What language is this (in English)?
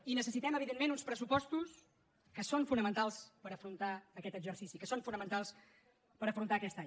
Catalan